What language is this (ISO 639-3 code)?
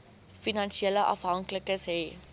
afr